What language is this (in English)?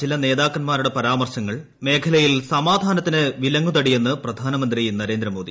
Malayalam